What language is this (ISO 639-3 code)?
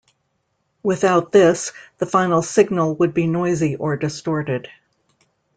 eng